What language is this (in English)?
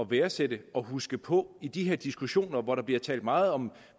Danish